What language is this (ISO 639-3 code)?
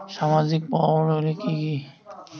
ben